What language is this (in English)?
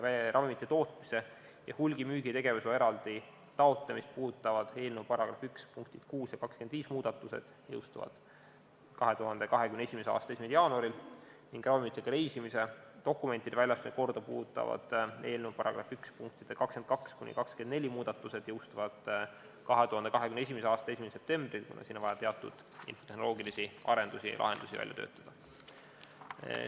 Estonian